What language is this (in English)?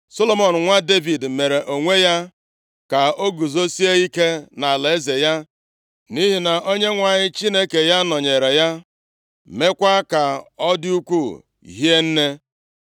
Igbo